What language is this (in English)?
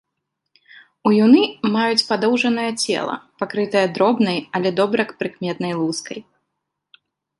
Belarusian